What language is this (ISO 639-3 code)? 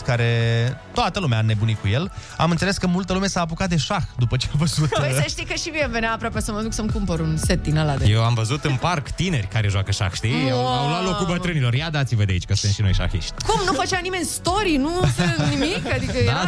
ron